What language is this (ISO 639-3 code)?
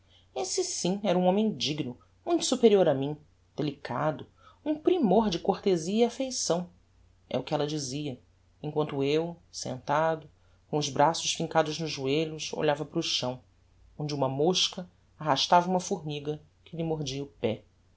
por